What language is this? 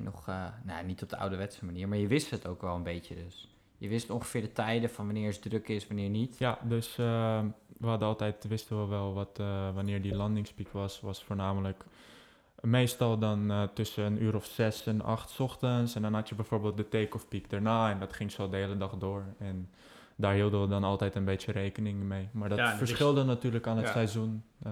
Dutch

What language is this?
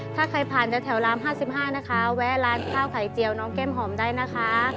Thai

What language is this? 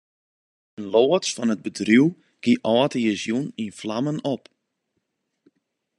Western Frisian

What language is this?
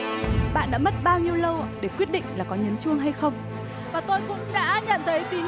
Vietnamese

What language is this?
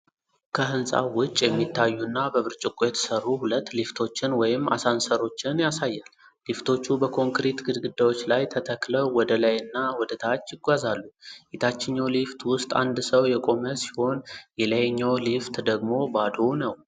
Amharic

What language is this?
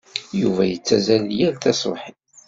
Kabyle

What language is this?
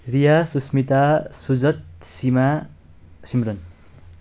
Nepali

